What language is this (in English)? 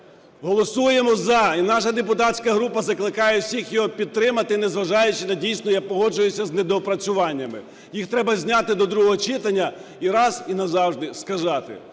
Ukrainian